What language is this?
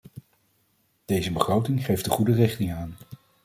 Dutch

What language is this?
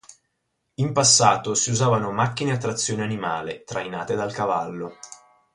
Italian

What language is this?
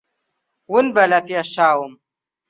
Central Kurdish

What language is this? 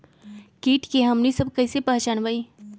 Magahi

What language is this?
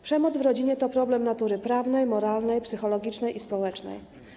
Polish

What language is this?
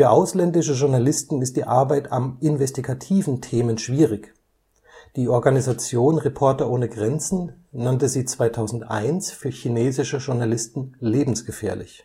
German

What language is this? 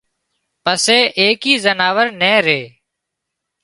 Wadiyara Koli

